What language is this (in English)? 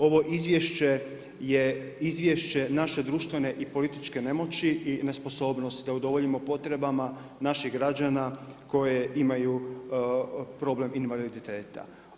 Croatian